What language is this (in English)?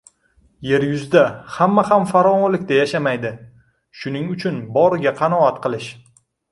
Uzbek